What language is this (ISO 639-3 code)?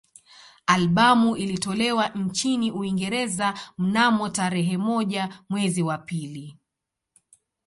swa